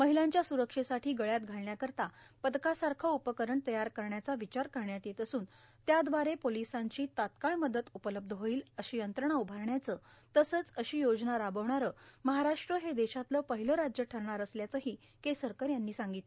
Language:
Marathi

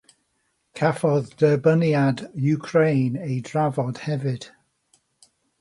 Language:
Welsh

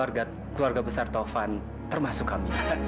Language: Indonesian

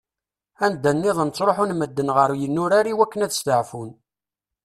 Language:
Kabyle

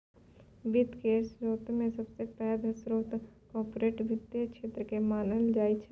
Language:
Maithili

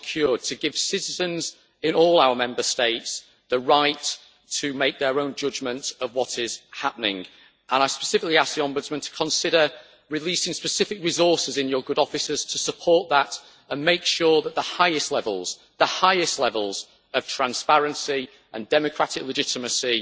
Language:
English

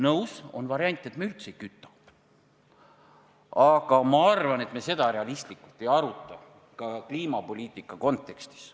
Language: Estonian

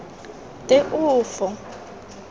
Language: Tswana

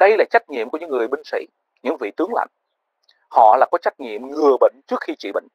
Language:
Vietnamese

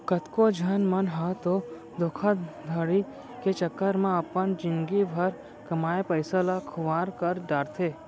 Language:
Chhattisgarhi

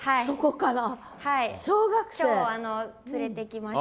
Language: Japanese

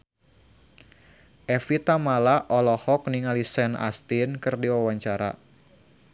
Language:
Sundanese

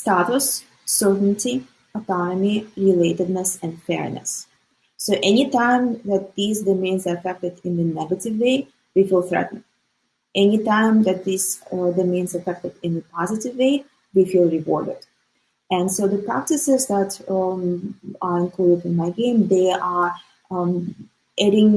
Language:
English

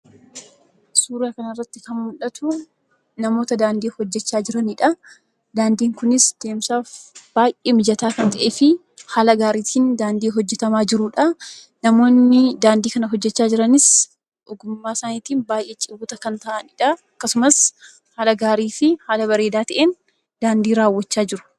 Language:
Oromo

